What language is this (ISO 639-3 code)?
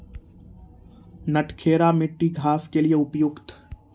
mai